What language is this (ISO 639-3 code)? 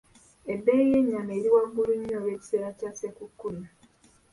lug